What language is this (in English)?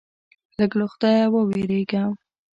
Pashto